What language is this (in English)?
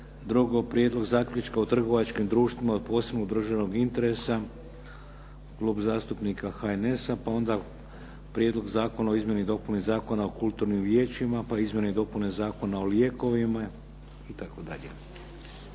Croatian